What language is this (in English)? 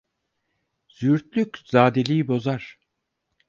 Turkish